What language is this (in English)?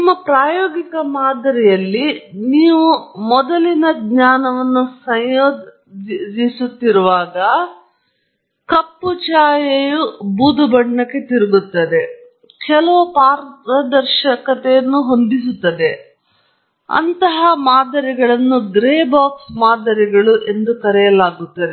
Kannada